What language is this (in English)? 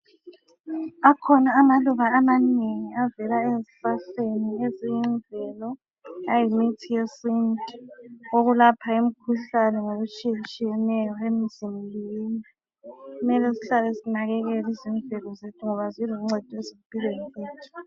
North Ndebele